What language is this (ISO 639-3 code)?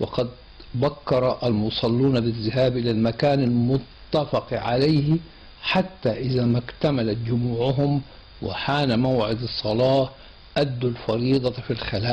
ara